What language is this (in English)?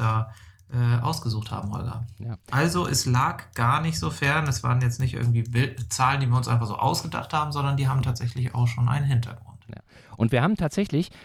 German